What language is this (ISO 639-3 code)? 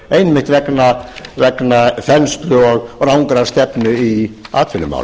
isl